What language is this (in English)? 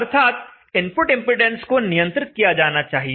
Hindi